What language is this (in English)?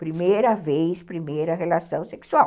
Portuguese